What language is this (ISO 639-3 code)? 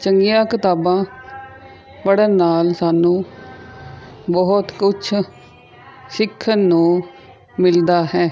pan